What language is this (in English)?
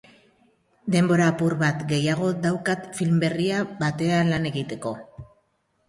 Basque